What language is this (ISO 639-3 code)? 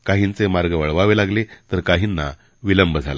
mar